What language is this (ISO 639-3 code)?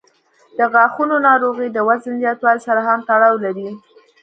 pus